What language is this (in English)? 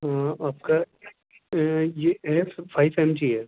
Urdu